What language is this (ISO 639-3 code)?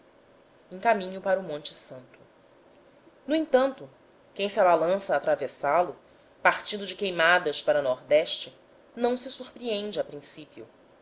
por